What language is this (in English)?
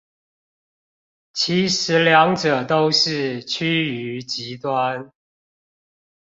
Chinese